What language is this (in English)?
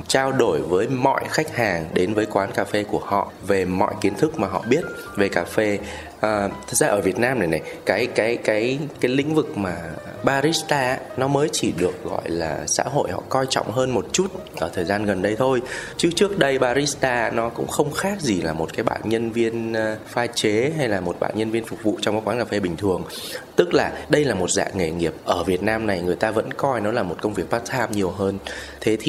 Vietnamese